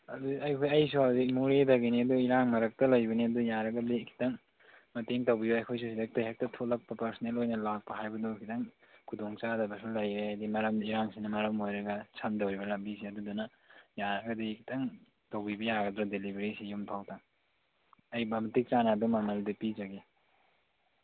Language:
Manipuri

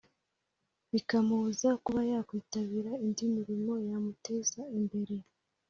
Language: Kinyarwanda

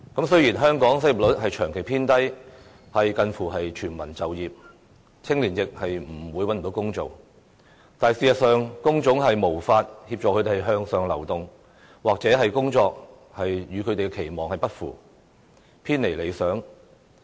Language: Cantonese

